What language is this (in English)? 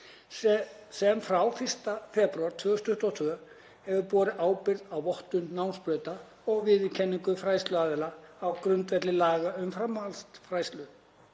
Icelandic